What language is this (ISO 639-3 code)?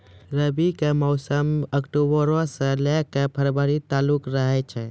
mai